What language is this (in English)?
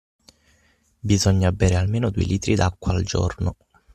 Italian